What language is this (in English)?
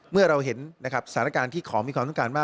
Thai